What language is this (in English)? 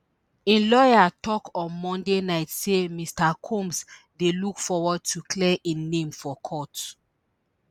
Nigerian Pidgin